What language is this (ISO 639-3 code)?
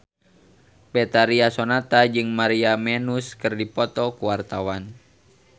sun